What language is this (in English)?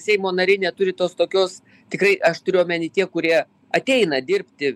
Lithuanian